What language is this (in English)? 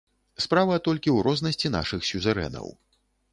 Belarusian